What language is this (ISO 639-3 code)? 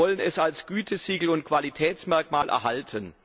deu